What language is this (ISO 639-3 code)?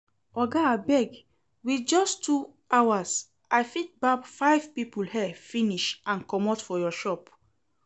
pcm